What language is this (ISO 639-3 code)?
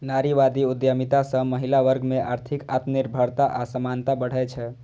mai